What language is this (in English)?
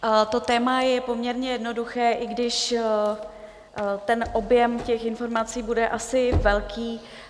Czech